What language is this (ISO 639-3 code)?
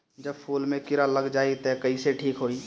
bho